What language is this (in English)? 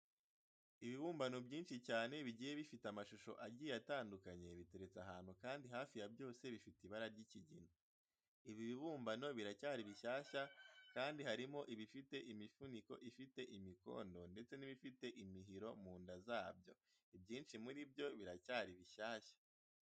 Kinyarwanda